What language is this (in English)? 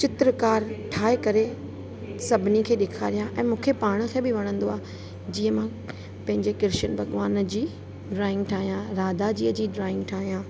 Sindhi